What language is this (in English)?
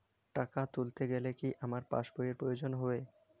Bangla